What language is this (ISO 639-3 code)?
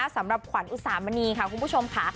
tha